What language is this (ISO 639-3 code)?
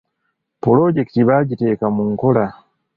lug